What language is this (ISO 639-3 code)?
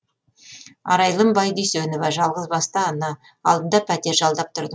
kaz